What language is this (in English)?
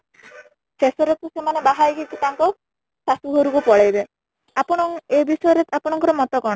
Odia